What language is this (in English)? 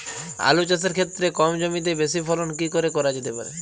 Bangla